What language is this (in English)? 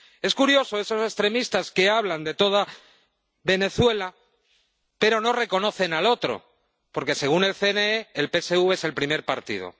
Spanish